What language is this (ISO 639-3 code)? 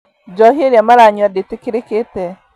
kik